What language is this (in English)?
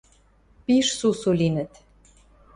Western Mari